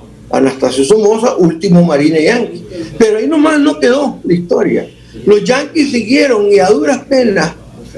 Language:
Spanish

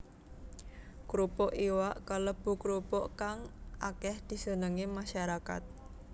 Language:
Javanese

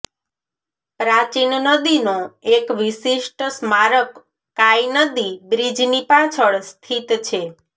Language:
Gujarati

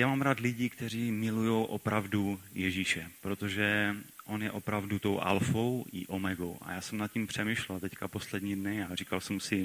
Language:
Czech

